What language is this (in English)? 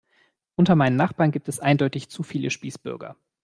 German